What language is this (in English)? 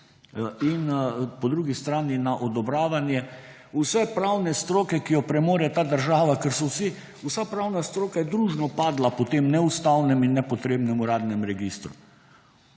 Slovenian